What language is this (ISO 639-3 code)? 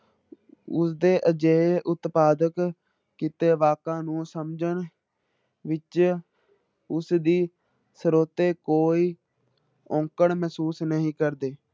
pan